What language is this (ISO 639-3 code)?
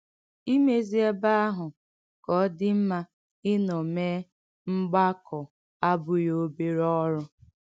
ibo